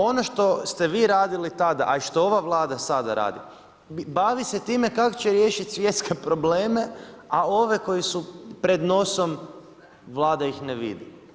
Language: Croatian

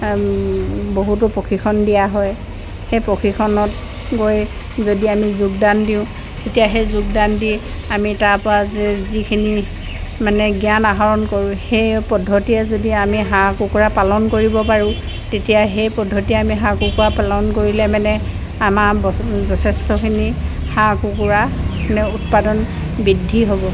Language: Assamese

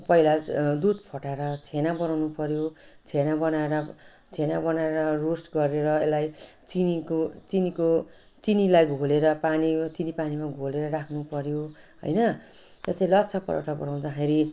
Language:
Nepali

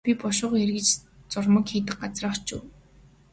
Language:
Mongolian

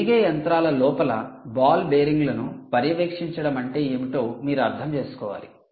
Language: Telugu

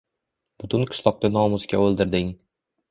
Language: Uzbek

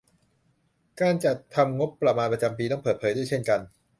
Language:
Thai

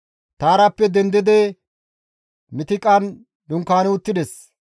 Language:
Gamo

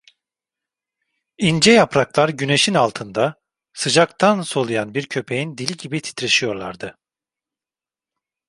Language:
Turkish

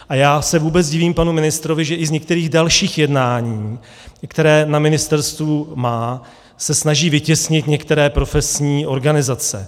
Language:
Czech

